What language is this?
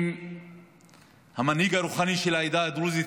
Hebrew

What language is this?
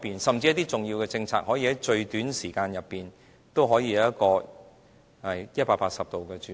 Cantonese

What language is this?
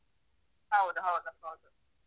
Kannada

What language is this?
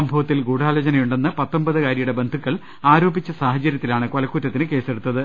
Malayalam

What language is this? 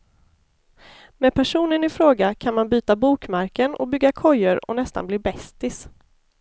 Swedish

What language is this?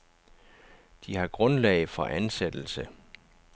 Danish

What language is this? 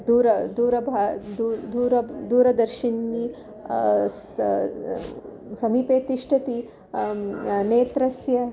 Sanskrit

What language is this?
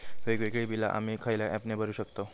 Marathi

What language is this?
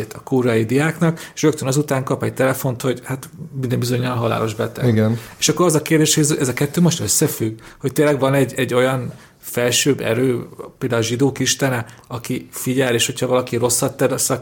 Hungarian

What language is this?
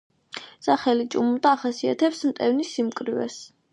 Georgian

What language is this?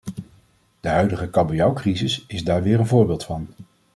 Dutch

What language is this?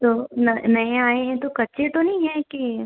Hindi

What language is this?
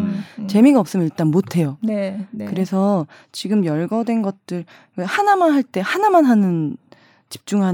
Korean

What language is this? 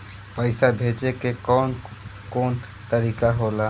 Bhojpuri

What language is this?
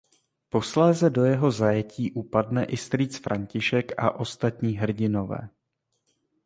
Czech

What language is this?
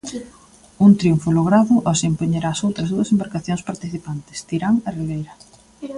Galician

